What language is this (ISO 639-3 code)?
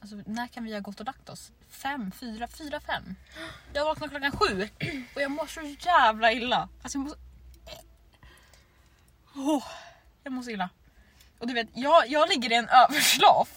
swe